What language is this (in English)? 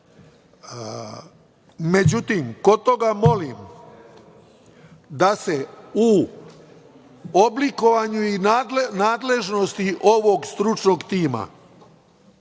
Serbian